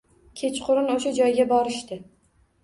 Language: Uzbek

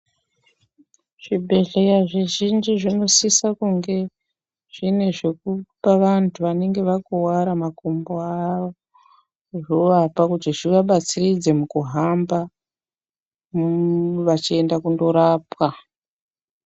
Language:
Ndau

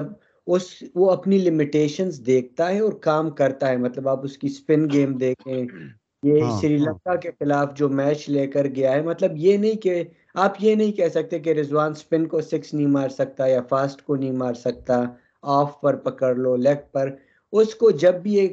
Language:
Urdu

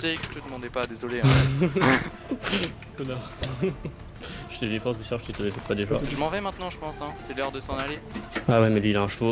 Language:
French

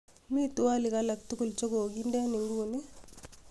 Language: Kalenjin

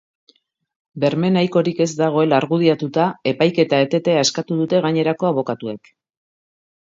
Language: Basque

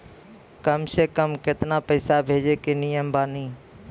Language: Maithili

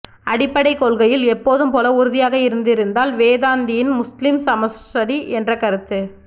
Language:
Tamil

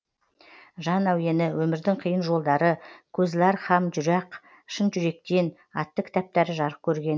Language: Kazakh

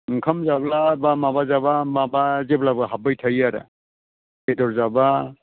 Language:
Bodo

